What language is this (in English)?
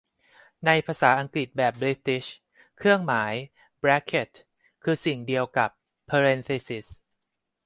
Thai